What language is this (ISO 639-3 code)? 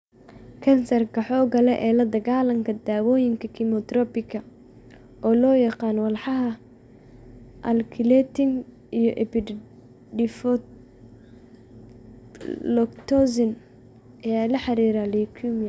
som